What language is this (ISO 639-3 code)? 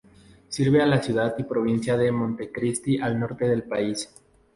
spa